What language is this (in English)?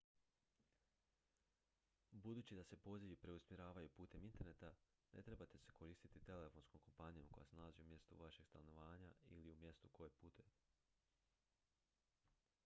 Croatian